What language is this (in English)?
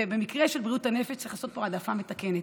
Hebrew